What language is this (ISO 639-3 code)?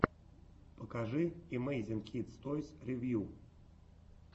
rus